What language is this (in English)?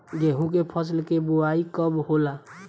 Bhojpuri